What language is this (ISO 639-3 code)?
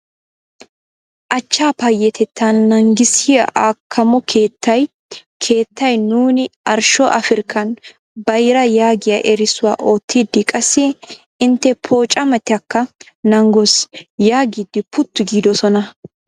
wal